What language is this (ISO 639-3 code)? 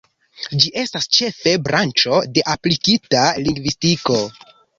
epo